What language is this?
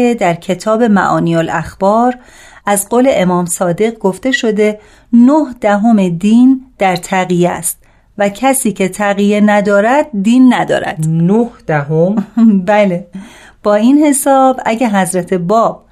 Persian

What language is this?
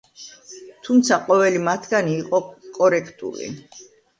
Georgian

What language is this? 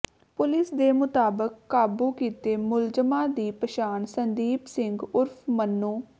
Punjabi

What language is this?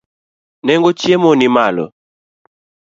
Luo (Kenya and Tanzania)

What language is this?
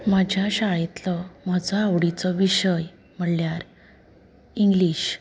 Konkani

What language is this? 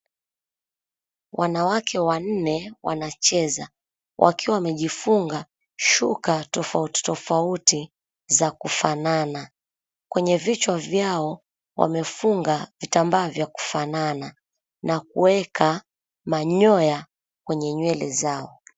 Swahili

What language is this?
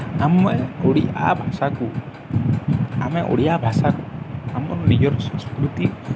Odia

